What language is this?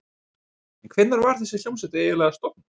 Icelandic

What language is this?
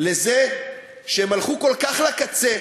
Hebrew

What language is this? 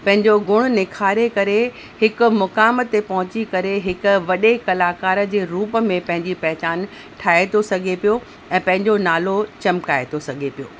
Sindhi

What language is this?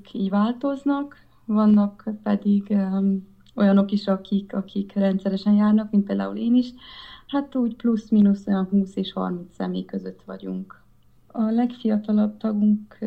Hungarian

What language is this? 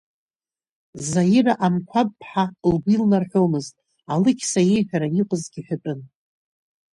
Abkhazian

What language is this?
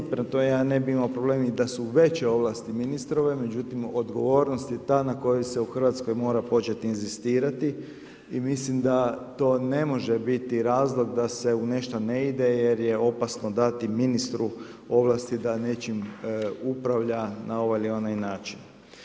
Croatian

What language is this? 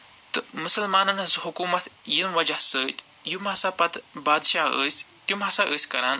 Kashmiri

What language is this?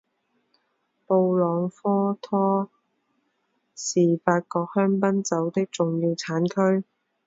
Chinese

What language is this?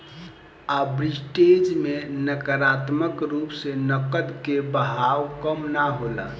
Bhojpuri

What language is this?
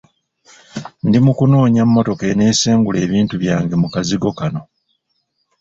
Ganda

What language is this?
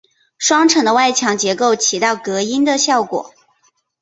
Chinese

